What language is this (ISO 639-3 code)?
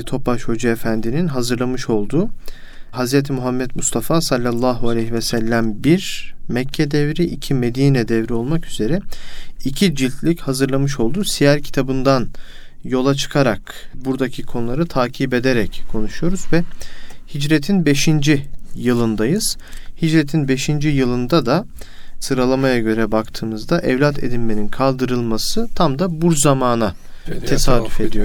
tur